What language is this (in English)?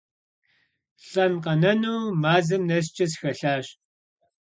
Kabardian